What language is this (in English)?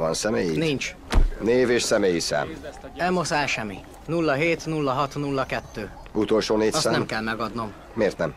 Hungarian